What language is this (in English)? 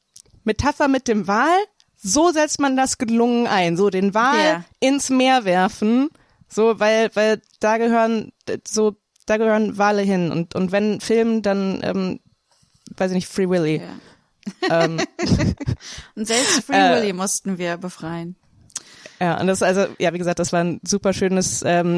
German